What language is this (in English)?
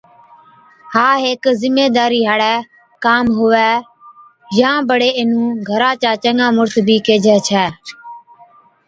Od